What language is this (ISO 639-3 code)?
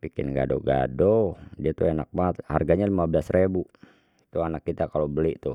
bew